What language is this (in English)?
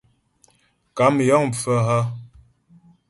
Ghomala